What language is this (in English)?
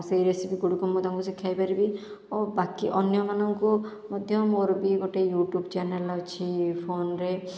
Odia